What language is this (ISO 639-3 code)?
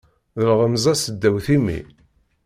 kab